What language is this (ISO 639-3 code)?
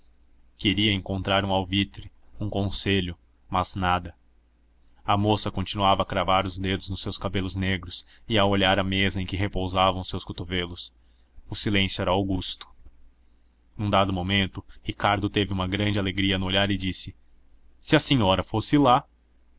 por